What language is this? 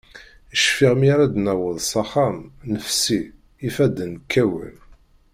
Kabyle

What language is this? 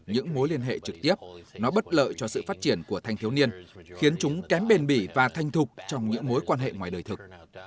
Vietnamese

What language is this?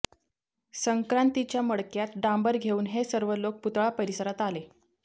Marathi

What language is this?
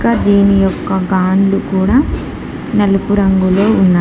Telugu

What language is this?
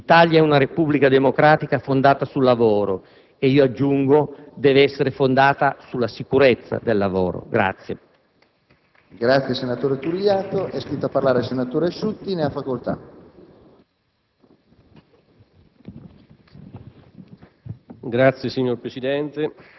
Italian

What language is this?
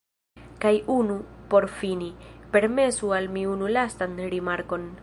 Esperanto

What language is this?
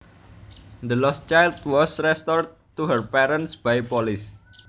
Javanese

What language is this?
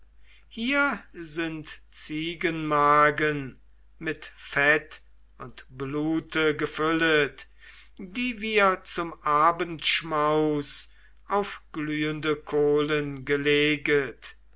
German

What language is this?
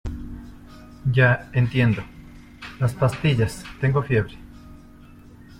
Spanish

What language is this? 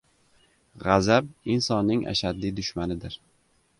Uzbek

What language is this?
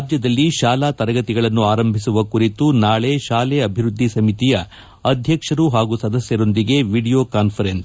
Kannada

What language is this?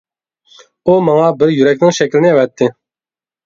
Uyghur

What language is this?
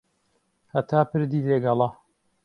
Central Kurdish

